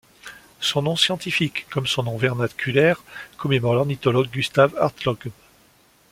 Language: French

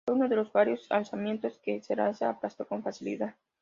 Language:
Spanish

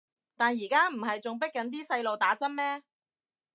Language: Cantonese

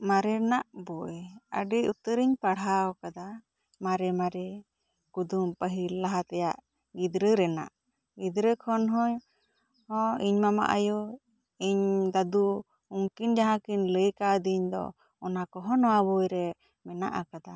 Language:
Santali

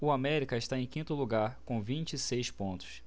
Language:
Portuguese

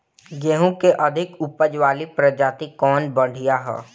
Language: Bhojpuri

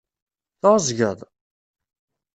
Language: Kabyle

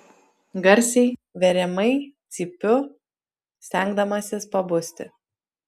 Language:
Lithuanian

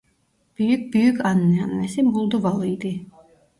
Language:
Turkish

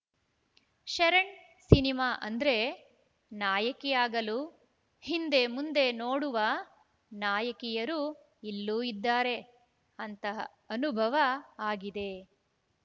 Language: Kannada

